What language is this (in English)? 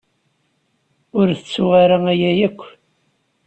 Kabyle